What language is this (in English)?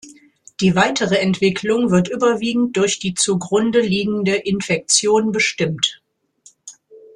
German